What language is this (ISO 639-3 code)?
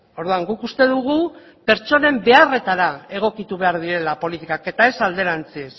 eus